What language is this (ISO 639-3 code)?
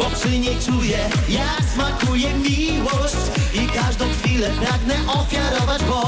pol